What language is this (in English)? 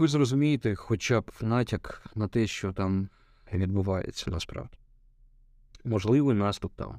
Ukrainian